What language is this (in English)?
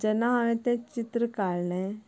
Konkani